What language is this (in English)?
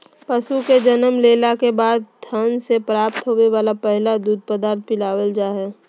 Magahi